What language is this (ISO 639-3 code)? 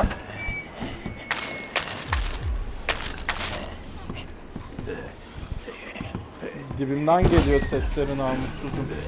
tur